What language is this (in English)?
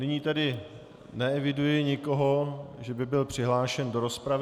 Czech